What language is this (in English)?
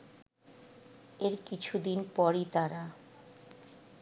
Bangla